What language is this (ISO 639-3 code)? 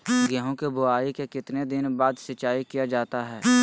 mag